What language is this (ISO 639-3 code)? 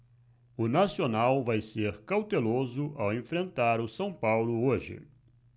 por